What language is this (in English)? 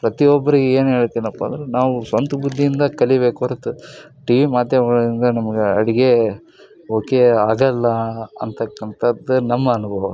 Kannada